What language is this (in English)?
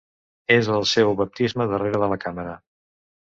Catalan